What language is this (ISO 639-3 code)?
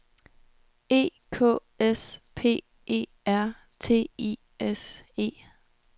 dan